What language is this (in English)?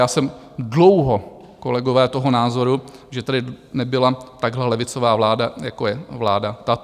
Czech